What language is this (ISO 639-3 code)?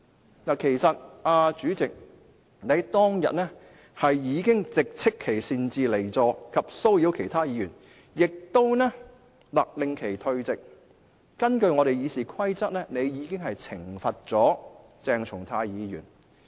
yue